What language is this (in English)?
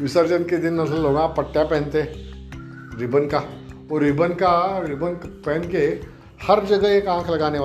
Marathi